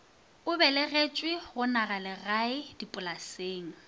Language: Northern Sotho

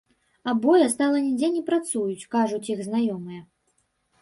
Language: Belarusian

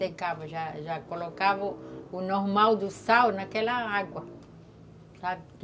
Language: Portuguese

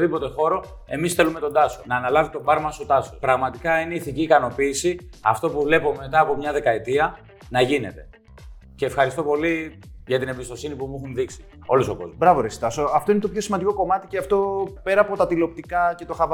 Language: Greek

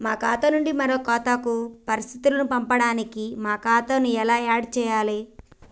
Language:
Telugu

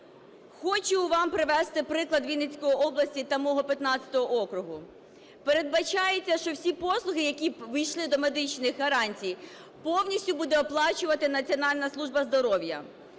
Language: Ukrainian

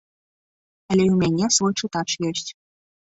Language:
Belarusian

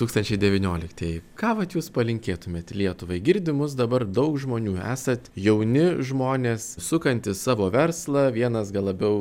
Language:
Lithuanian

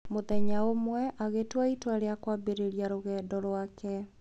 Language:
Kikuyu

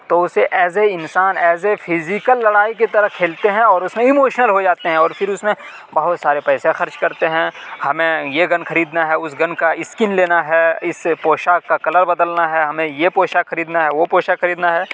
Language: Urdu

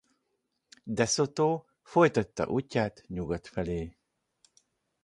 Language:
Hungarian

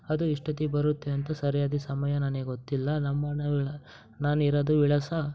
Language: Kannada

